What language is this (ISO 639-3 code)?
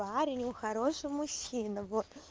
rus